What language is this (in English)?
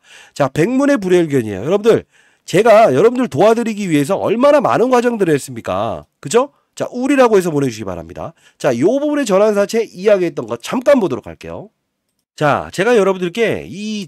Korean